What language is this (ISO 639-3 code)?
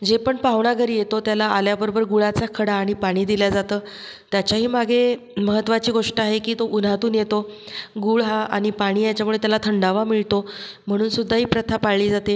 mar